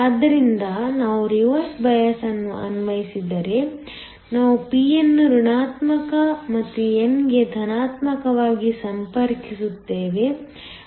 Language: Kannada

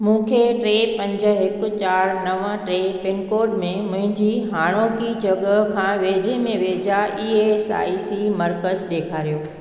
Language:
Sindhi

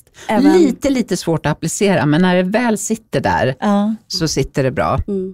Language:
Swedish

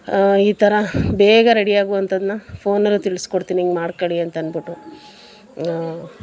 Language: Kannada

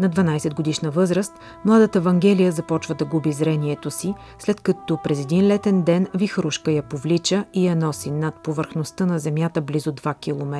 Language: Bulgarian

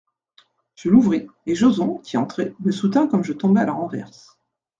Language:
French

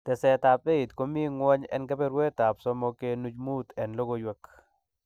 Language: Kalenjin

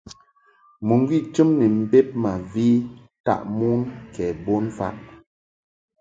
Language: Mungaka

